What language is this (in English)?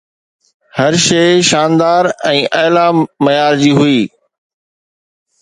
Sindhi